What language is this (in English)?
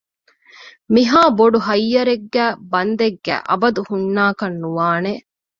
Divehi